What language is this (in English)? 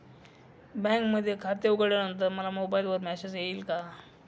Marathi